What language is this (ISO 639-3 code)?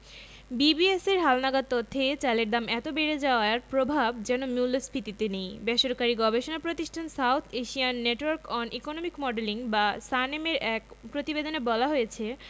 ben